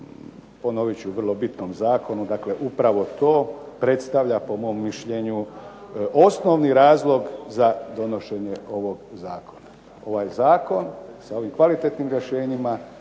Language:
Croatian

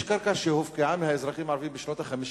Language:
Hebrew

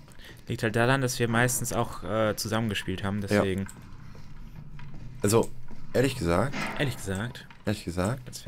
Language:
German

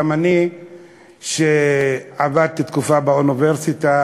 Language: Hebrew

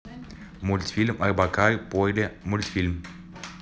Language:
Russian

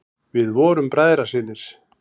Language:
Icelandic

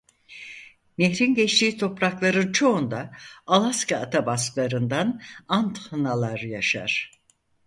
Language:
Turkish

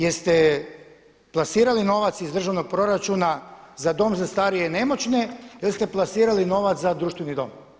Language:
Croatian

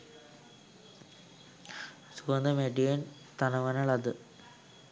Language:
Sinhala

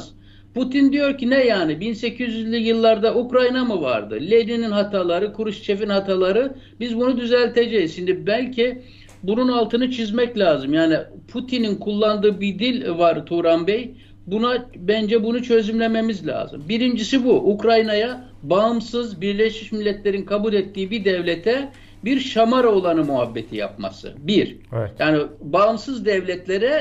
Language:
Turkish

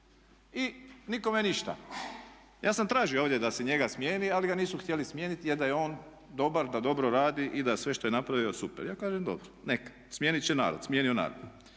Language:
Croatian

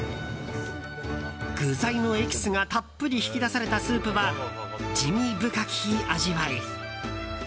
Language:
Japanese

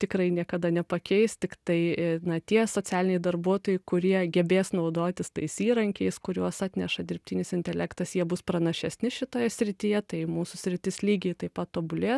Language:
Lithuanian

